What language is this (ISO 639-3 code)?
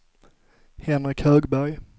swe